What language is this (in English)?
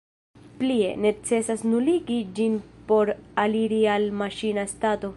Esperanto